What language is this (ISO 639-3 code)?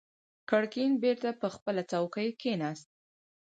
pus